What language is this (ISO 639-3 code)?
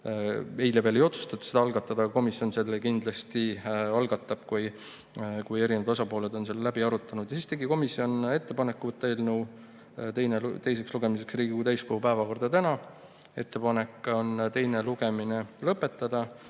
est